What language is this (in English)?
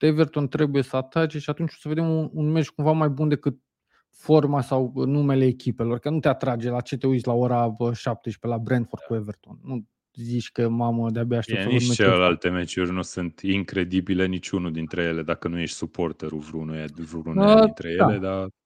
Romanian